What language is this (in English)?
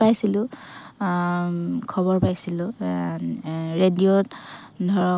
Assamese